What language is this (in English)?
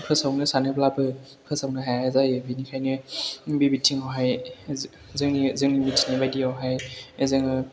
Bodo